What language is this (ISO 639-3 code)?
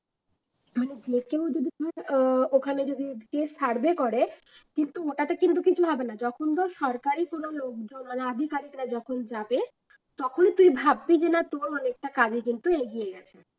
ben